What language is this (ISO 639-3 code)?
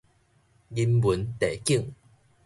nan